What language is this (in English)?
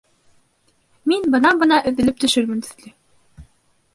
Bashkir